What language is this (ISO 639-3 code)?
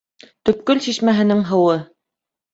bak